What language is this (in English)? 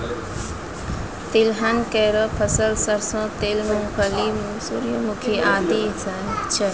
Maithili